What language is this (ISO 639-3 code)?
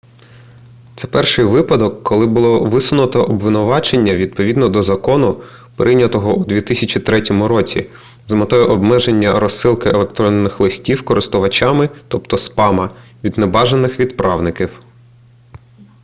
ukr